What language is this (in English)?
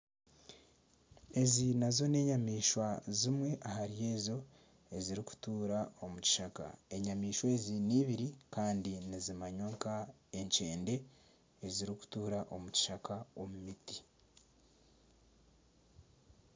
Nyankole